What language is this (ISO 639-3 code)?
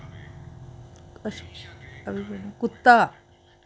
doi